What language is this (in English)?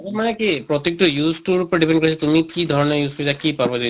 Assamese